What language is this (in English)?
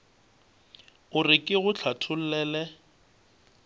Northern Sotho